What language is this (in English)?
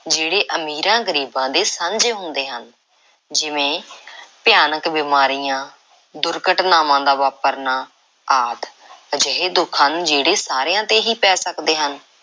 Punjabi